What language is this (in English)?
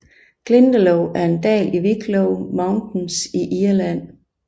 Danish